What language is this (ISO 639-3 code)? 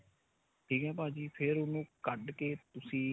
pan